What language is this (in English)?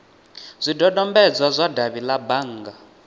Venda